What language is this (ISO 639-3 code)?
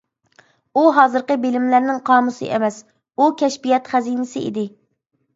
uig